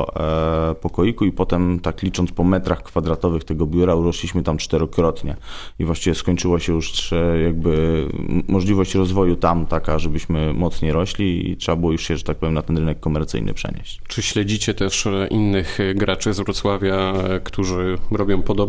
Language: Polish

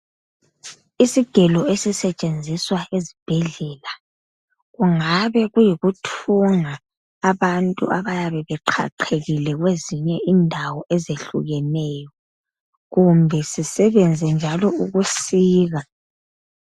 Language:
North Ndebele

